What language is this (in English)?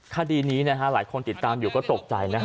Thai